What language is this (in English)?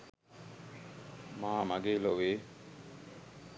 Sinhala